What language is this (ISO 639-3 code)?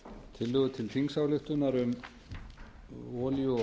isl